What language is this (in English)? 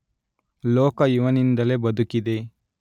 Kannada